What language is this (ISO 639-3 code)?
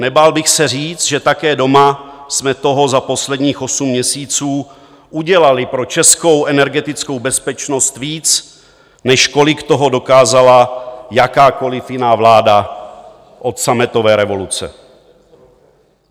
ces